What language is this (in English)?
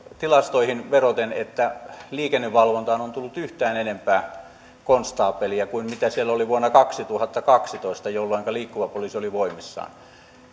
Finnish